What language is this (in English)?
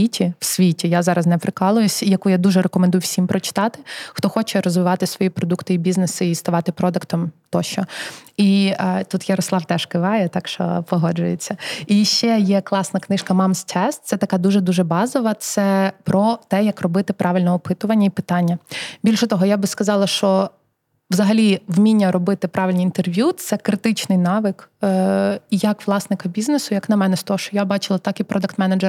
Ukrainian